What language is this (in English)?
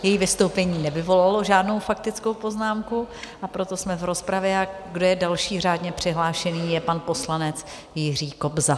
Czech